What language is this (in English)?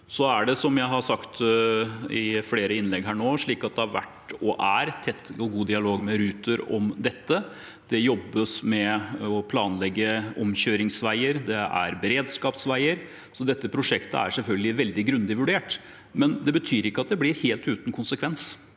Norwegian